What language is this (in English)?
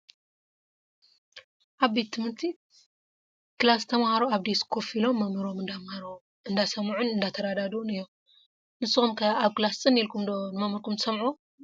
Tigrinya